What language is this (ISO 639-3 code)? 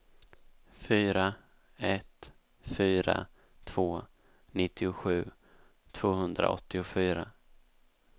swe